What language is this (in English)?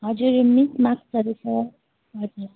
Nepali